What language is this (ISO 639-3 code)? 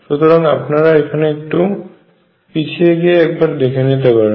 ben